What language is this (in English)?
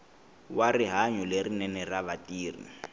Tsonga